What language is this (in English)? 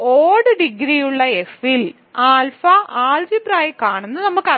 Malayalam